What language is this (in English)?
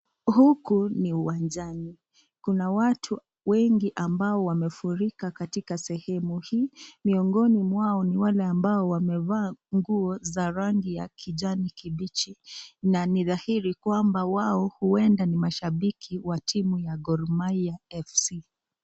Swahili